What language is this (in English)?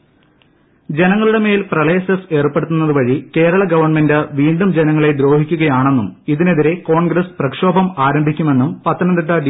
Malayalam